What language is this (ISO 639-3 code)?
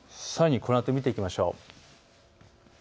jpn